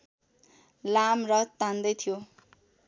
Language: Nepali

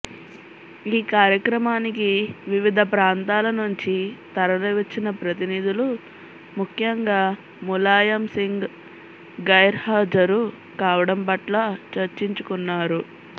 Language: Telugu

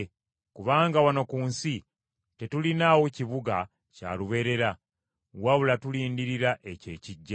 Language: Ganda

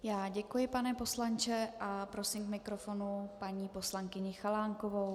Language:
Czech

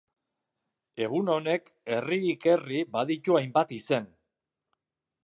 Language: Basque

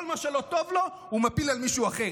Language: Hebrew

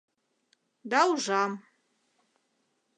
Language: Mari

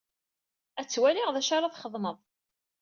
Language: Kabyle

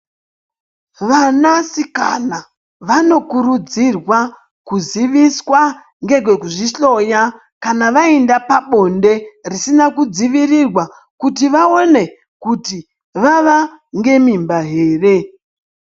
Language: Ndau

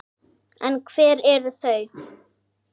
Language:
Icelandic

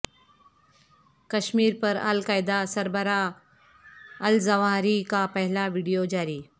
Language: Urdu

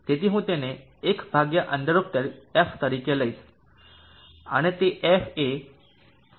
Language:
Gujarati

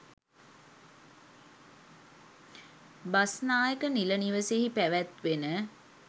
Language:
Sinhala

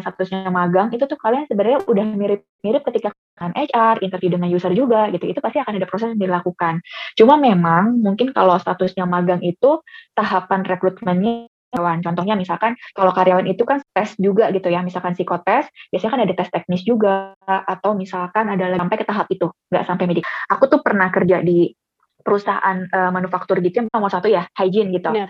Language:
Indonesian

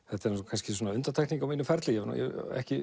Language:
Icelandic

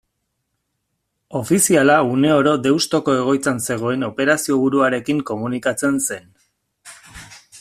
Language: Basque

